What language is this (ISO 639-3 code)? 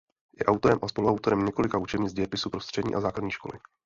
ces